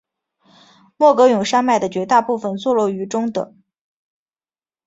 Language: Chinese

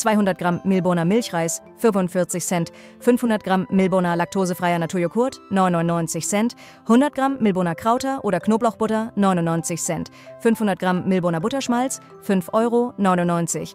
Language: German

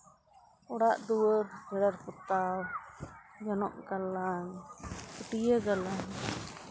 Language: Santali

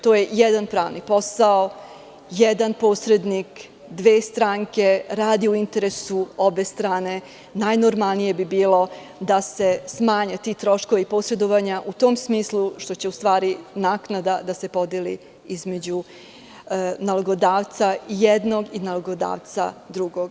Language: Serbian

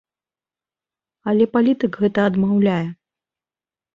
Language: Belarusian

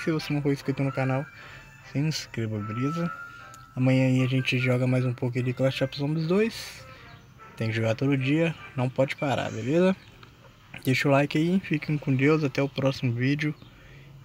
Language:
Portuguese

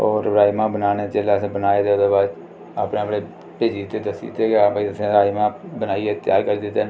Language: Dogri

